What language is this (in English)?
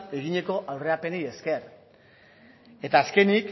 Basque